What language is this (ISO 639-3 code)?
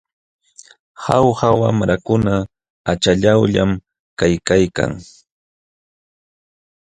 qxw